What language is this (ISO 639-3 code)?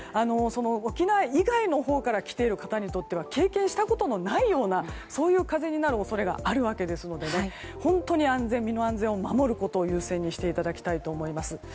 jpn